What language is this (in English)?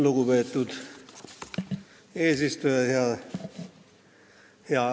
Estonian